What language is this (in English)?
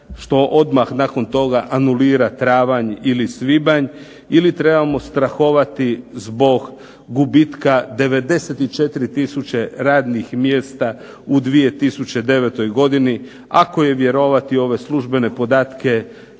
Croatian